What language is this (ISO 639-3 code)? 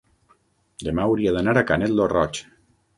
cat